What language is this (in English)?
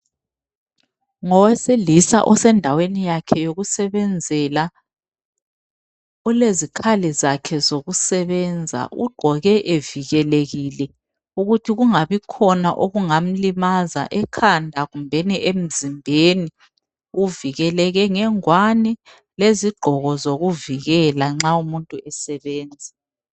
North Ndebele